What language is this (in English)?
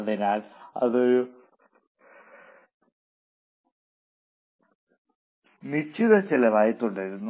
Malayalam